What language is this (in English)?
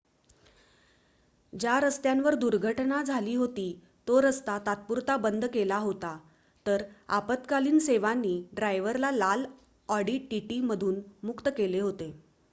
Marathi